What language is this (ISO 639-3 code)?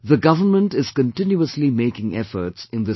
eng